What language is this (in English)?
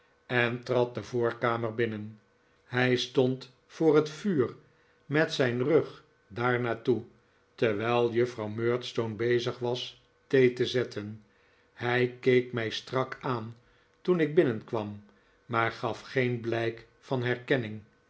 Dutch